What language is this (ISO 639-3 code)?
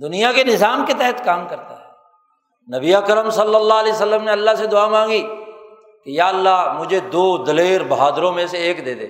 urd